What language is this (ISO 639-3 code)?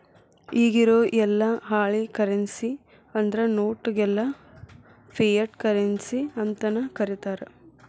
kan